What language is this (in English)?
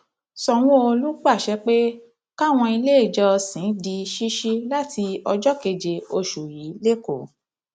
Yoruba